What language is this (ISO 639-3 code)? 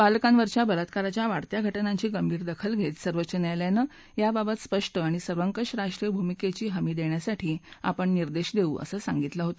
mar